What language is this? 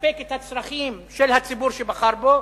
Hebrew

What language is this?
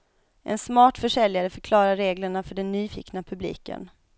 Swedish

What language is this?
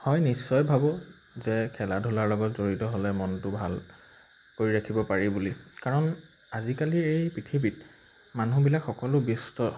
Assamese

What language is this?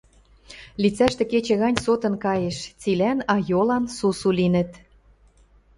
Western Mari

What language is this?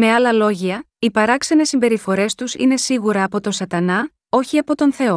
Greek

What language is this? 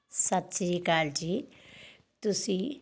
Punjabi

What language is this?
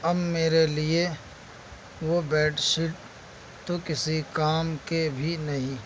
Urdu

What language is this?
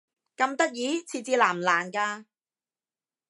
Cantonese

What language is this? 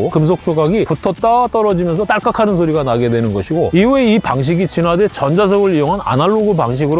Korean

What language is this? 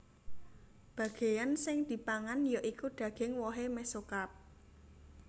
Javanese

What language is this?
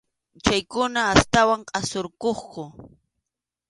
Arequipa-La Unión Quechua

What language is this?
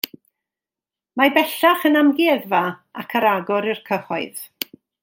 Welsh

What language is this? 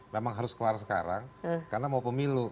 Indonesian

